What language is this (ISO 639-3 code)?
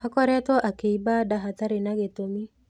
kik